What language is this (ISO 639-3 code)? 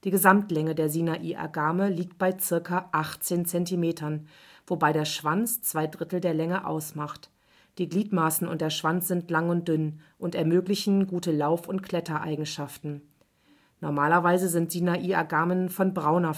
deu